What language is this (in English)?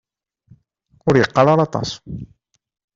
Kabyle